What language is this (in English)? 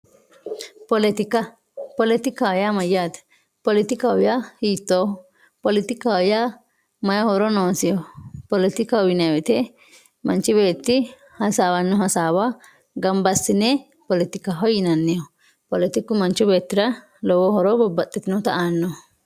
Sidamo